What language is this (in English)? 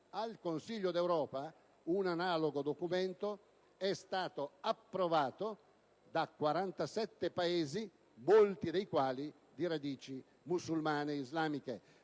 Italian